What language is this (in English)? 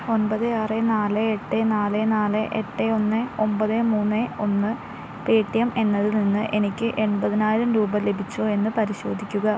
Malayalam